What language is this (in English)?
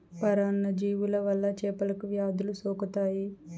Telugu